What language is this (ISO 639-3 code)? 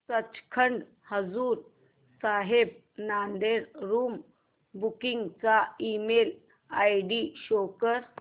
mar